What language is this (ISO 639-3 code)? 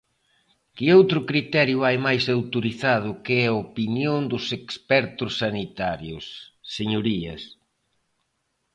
glg